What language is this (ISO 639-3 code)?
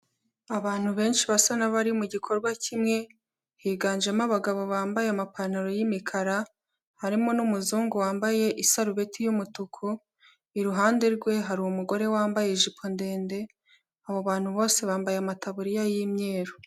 kin